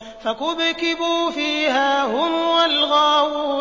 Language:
Arabic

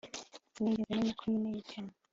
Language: Kinyarwanda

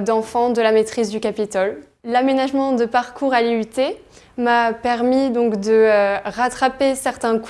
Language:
French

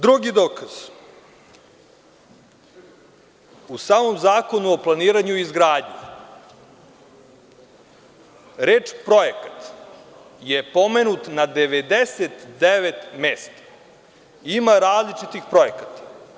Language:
Serbian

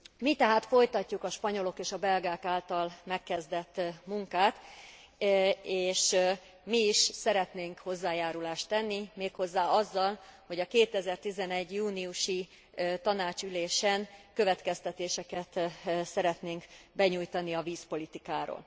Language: Hungarian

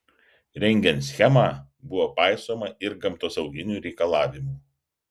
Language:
Lithuanian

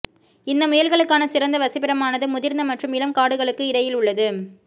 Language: Tamil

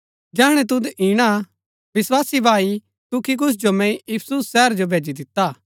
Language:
Gaddi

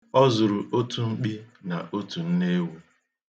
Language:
Igbo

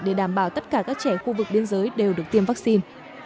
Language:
Vietnamese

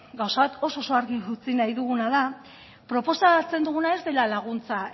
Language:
Basque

